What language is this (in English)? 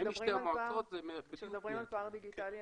Hebrew